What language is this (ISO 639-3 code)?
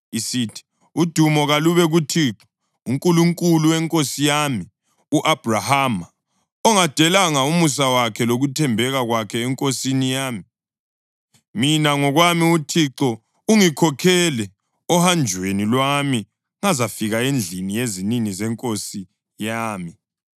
nde